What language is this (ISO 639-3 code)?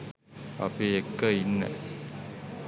sin